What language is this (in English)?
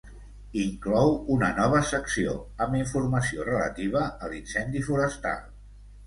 Catalan